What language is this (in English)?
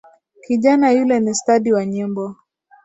Swahili